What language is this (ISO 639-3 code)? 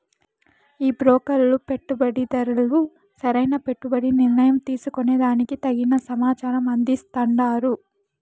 tel